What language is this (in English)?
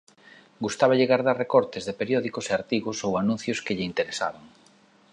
Galician